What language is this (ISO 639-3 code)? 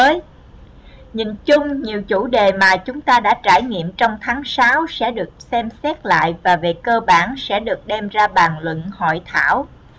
vie